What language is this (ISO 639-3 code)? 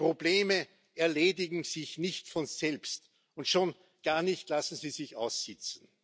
deu